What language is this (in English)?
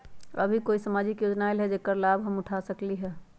Magahi